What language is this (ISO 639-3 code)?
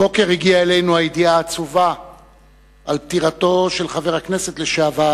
heb